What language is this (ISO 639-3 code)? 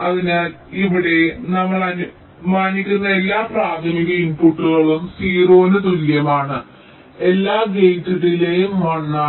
mal